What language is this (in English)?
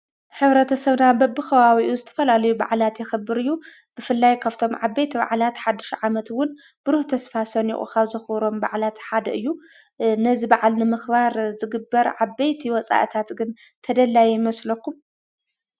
Tigrinya